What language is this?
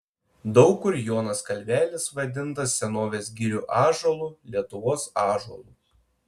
Lithuanian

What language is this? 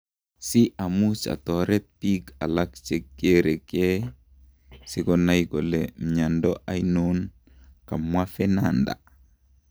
Kalenjin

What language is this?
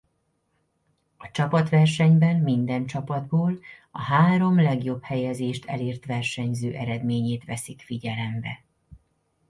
Hungarian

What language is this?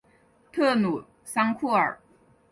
Chinese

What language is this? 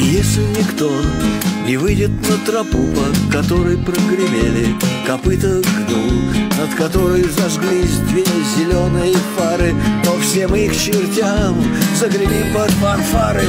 Russian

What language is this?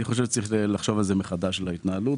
Hebrew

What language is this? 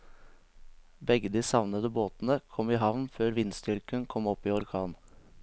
Norwegian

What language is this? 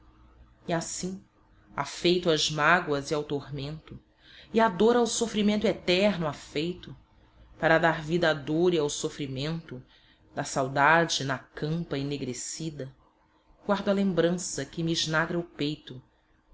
Portuguese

